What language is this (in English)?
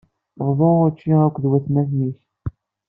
Kabyle